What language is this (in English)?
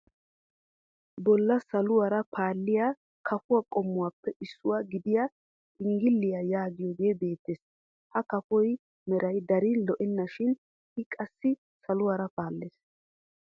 Wolaytta